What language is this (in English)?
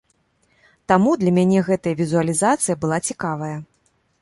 Belarusian